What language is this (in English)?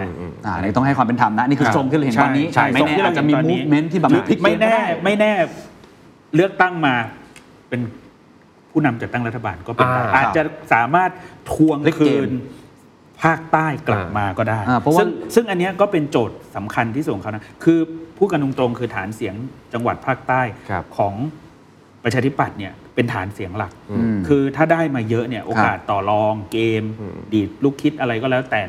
Thai